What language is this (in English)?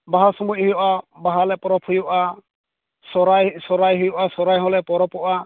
Santali